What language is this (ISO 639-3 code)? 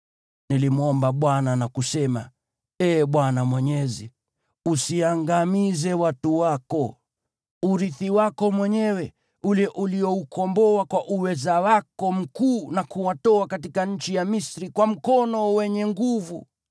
swa